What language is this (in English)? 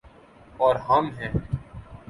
Urdu